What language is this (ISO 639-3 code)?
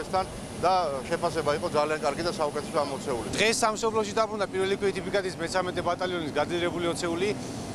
ell